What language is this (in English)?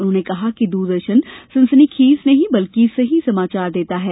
Hindi